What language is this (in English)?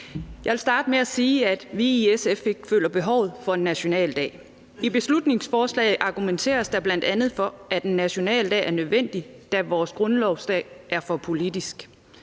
Danish